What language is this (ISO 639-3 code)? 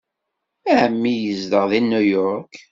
kab